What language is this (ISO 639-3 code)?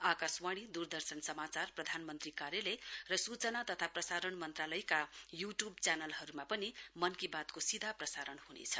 nep